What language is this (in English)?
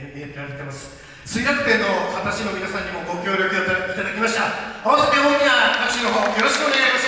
Japanese